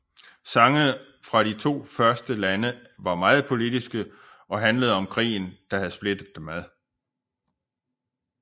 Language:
Danish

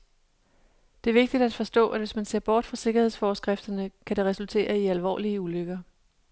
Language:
Danish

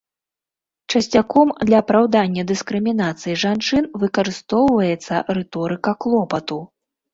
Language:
Belarusian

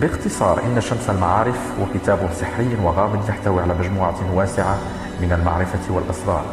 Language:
Arabic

